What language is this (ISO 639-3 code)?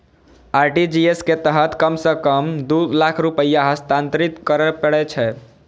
mai